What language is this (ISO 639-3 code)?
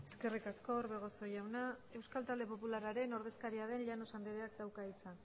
eus